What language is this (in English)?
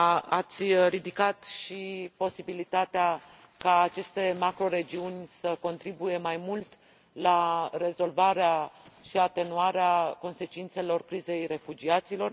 Romanian